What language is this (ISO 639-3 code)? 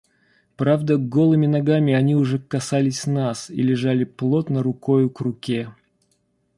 rus